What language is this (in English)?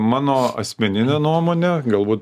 Lithuanian